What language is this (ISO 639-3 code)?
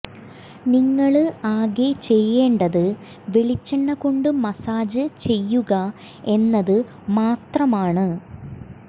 mal